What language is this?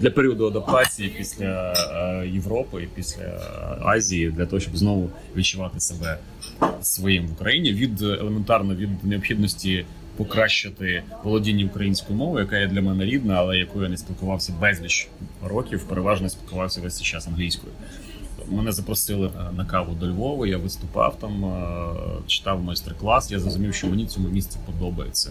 Ukrainian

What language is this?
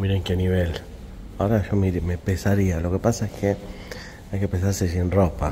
Spanish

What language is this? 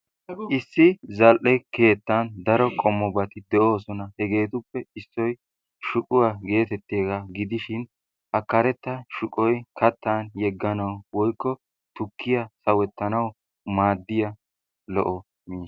Wolaytta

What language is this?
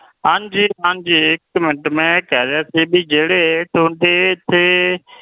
Punjabi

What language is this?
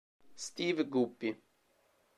Italian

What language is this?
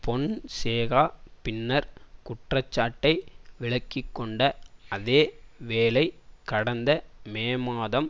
Tamil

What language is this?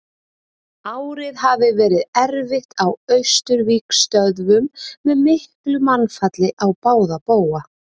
Icelandic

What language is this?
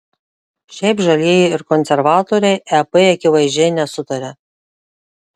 Lithuanian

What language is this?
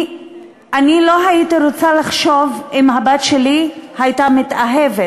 Hebrew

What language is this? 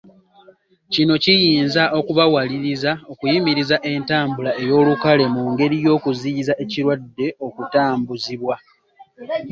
Ganda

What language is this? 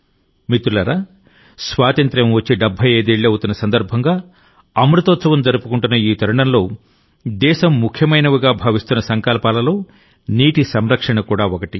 Telugu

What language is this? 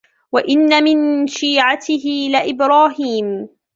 Arabic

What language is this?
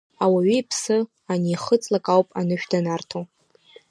Abkhazian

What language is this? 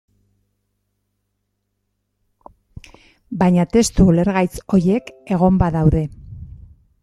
Basque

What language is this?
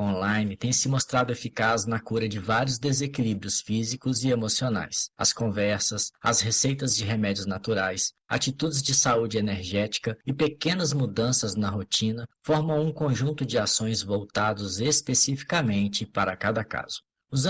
Portuguese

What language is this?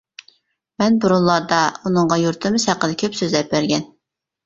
Uyghur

